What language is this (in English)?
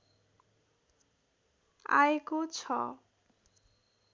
Nepali